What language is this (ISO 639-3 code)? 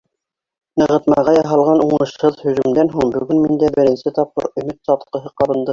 bak